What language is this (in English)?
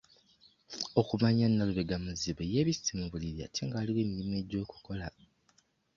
Ganda